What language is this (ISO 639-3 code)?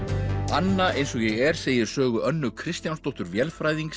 isl